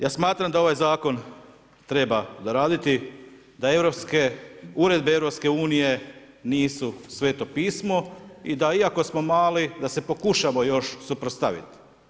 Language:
Croatian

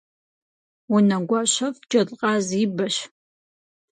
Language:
Kabardian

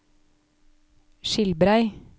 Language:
Norwegian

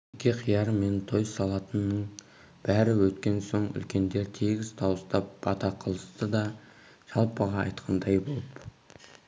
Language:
Kazakh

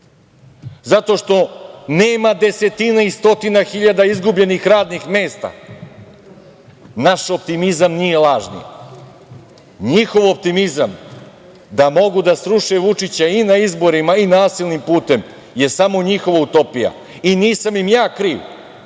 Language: Serbian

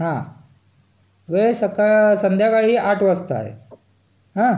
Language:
Marathi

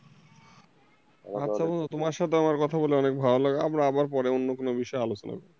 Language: Bangla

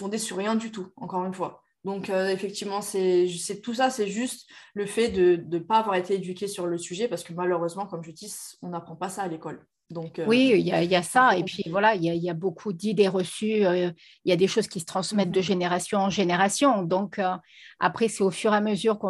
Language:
French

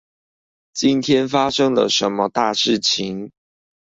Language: Chinese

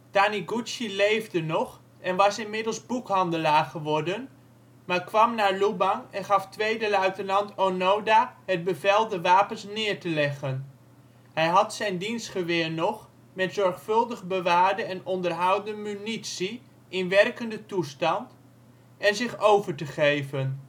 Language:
Dutch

